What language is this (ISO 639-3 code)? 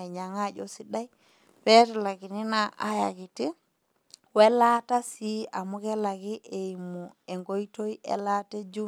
mas